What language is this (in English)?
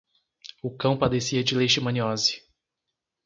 Portuguese